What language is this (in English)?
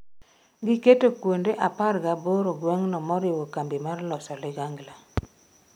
Luo (Kenya and Tanzania)